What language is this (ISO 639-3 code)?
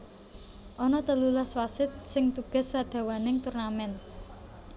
jav